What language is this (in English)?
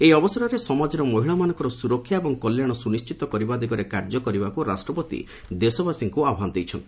Odia